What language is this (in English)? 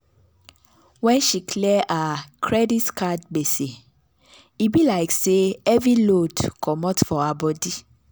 Nigerian Pidgin